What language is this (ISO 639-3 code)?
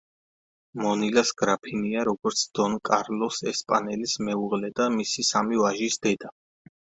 kat